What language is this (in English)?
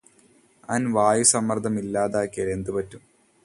Malayalam